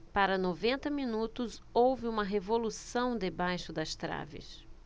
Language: Portuguese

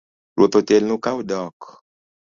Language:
Luo (Kenya and Tanzania)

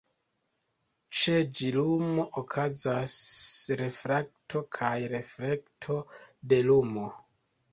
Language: Esperanto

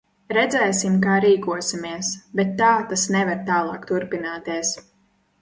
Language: Latvian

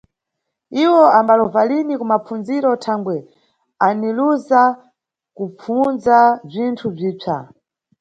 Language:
Nyungwe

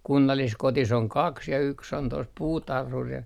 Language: Finnish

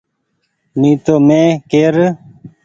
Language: Goaria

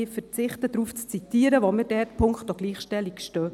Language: Swiss German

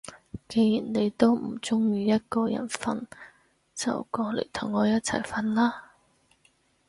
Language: Cantonese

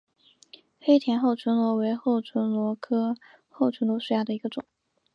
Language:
Chinese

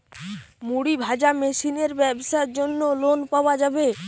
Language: Bangla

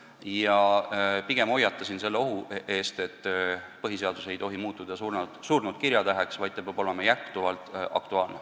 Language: Estonian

